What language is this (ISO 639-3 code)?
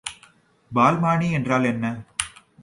tam